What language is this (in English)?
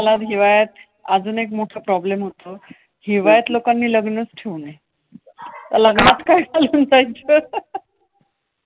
Marathi